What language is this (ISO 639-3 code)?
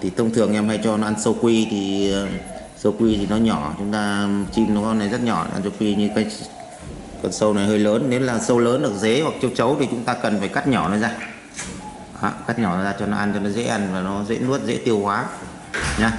vie